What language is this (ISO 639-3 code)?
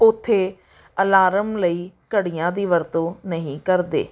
pan